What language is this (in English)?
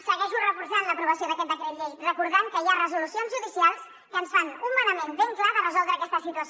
Catalan